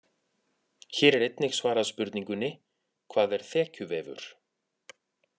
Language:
Icelandic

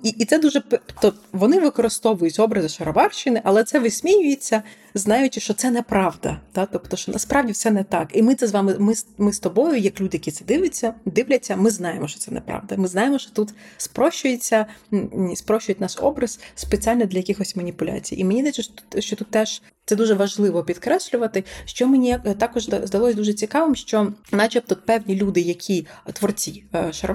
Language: Ukrainian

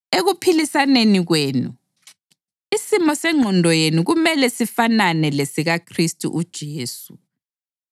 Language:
North Ndebele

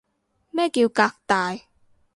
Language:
Cantonese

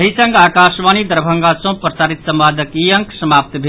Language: Maithili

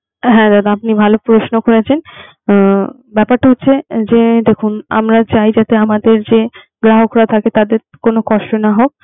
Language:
Bangla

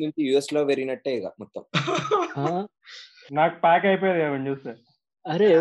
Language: Telugu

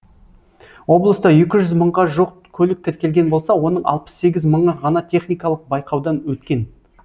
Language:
Kazakh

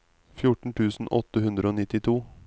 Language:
Norwegian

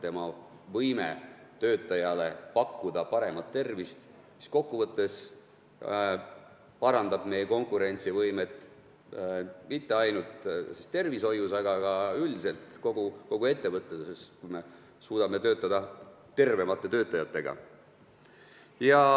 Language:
Estonian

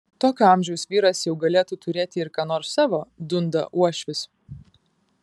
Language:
Lithuanian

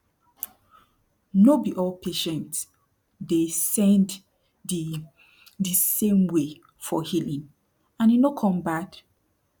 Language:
Nigerian Pidgin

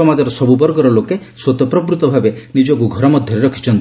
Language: Odia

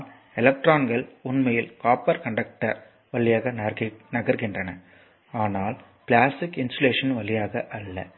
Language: Tamil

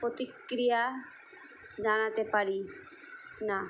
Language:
Bangla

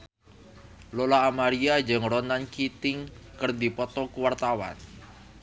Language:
Sundanese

